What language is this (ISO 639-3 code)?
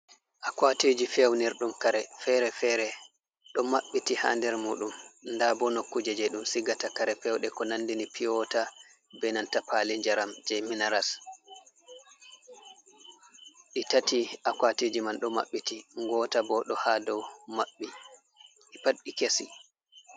ful